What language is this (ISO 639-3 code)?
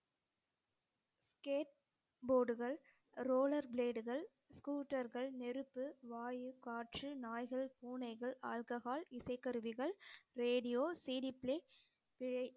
tam